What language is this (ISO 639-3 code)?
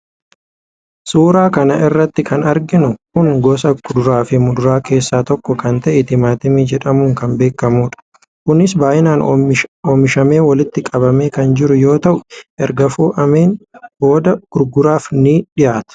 orm